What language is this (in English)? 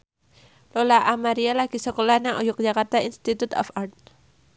Javanese